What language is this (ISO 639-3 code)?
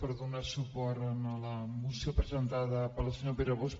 cat